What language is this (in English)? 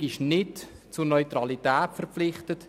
Swiss German